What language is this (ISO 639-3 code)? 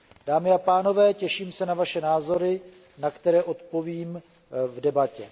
ces